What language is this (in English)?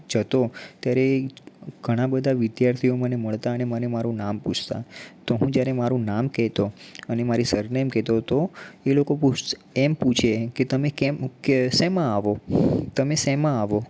Gujarati